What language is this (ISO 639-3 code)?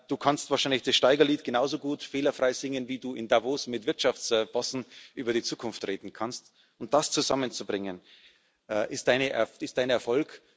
deu